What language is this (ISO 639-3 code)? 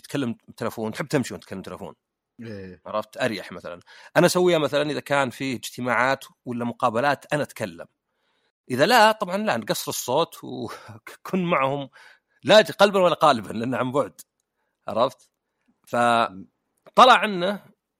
ara